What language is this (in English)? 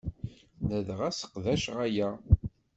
Kabyle